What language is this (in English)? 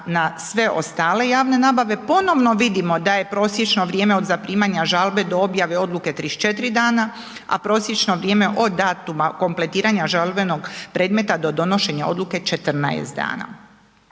Croatian